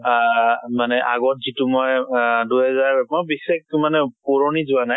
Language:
Assamese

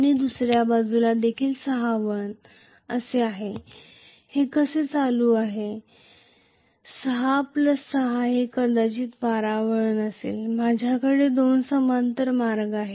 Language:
Marathi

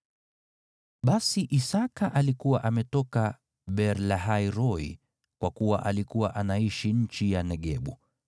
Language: Swahili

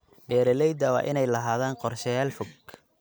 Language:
Somali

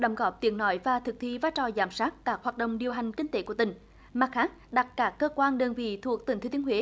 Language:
Vietnamese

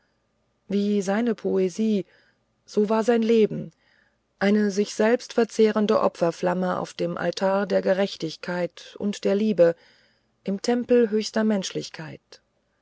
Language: German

